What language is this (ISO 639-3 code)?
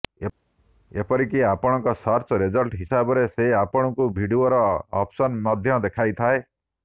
ori